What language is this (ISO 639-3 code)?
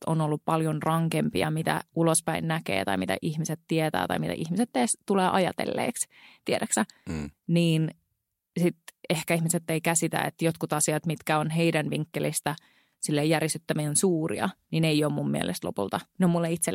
fin